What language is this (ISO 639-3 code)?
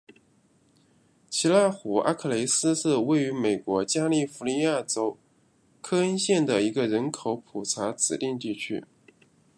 zho